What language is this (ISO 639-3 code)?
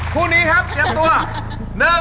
tha